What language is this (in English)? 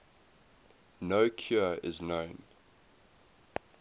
English